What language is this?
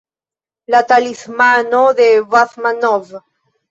Esperanto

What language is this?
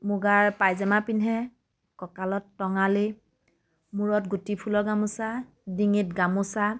Assamese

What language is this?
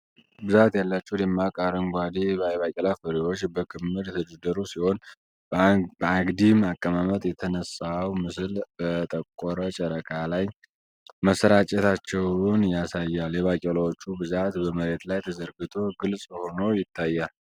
Amharic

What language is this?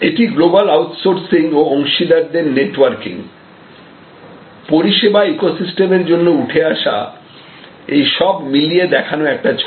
Bangla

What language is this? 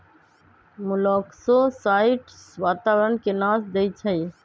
Magahi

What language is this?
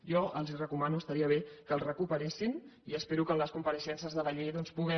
Catalan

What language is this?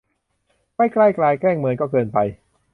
Thai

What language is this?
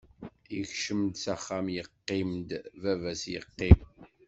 Kabyle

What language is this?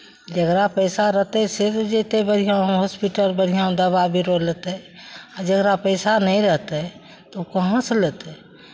Maithili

